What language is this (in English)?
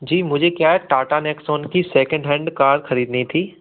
Hindi